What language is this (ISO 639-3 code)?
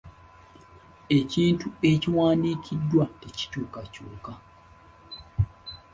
lug